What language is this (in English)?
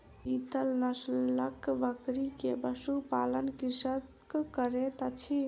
Maithili